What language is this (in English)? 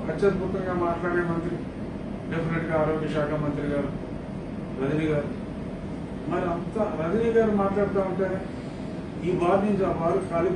Hindi